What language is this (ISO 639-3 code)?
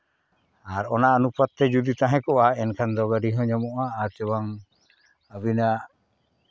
sat